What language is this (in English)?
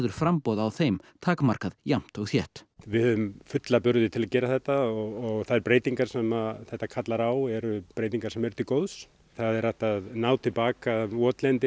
Icelandic